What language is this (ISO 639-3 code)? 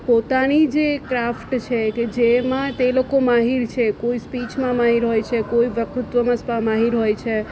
guj